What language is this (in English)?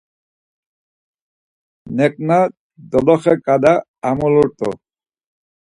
Laz